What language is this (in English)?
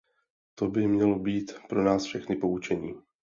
Czech